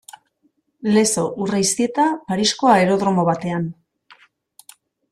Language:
Basque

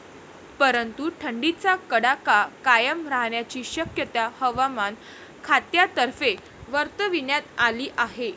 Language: Marathi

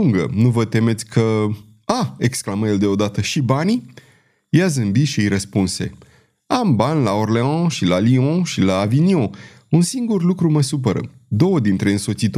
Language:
Romanian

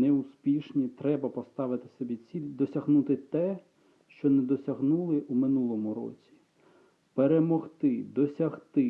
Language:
Ukrainian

